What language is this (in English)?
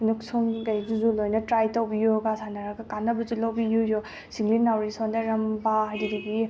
Manipuri